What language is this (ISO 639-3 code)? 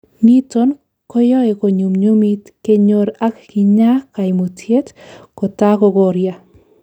kln